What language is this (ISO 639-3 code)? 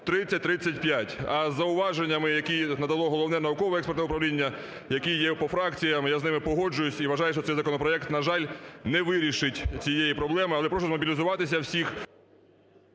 ukr